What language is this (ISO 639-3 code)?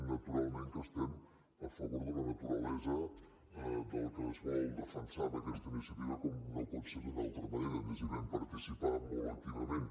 cat